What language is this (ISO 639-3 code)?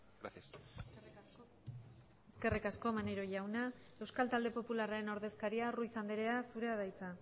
eus